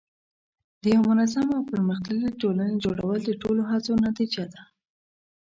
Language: Pashto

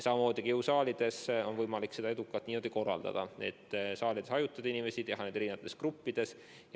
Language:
Estonian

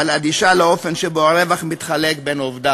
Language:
Hebrew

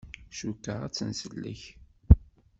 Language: Kabyle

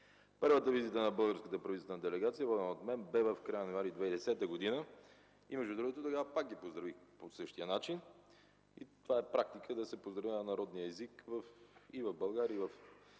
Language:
Bulgarian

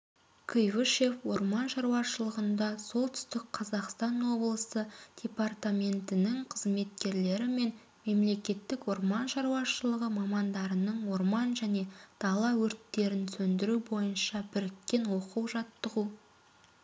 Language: Kazakh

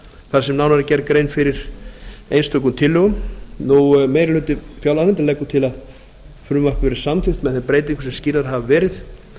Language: Icelandic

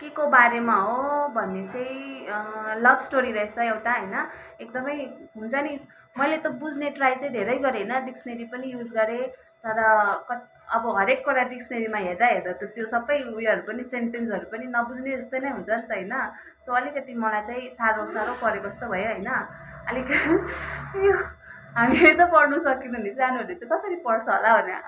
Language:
Nepali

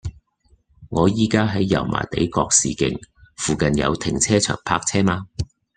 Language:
Cantonese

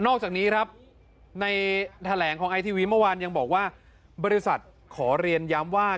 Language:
Thai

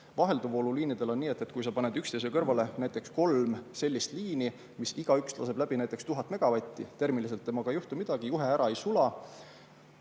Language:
Estonian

